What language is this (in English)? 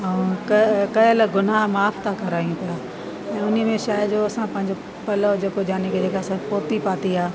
Sindhi